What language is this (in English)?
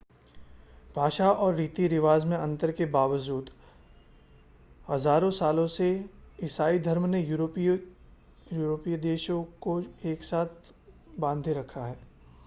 Hindi